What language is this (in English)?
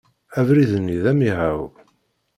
Kabyle